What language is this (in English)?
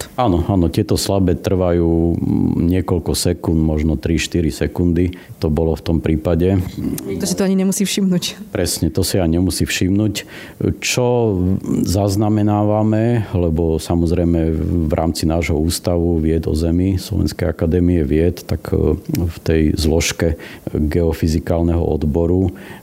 Slovak